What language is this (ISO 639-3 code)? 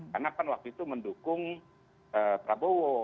ind